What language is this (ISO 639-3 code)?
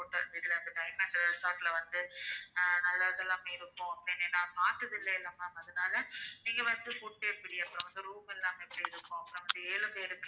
tam